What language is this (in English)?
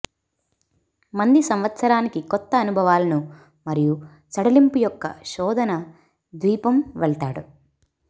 Telugu